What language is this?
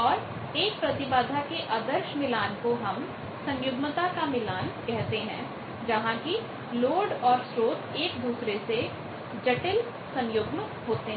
Hindi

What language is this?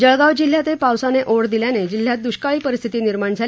Marathi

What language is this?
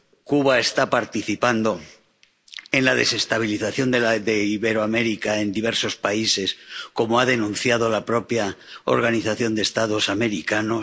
Spanish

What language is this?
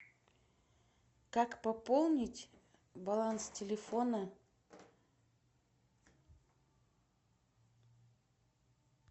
Russian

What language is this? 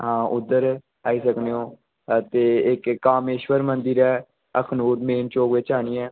Dogri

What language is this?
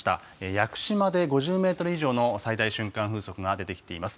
Japanese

